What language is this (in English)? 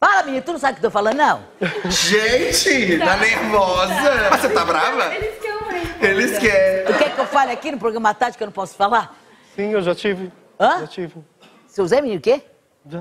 Portuguese